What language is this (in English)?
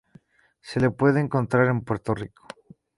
Spanish